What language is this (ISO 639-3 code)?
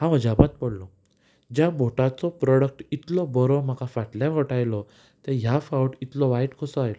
kok